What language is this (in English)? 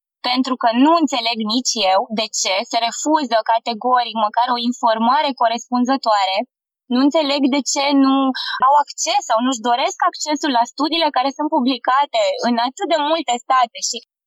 Romanian